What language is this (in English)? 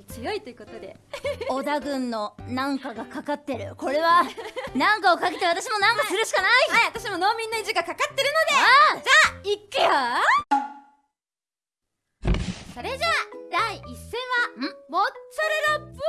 Japanese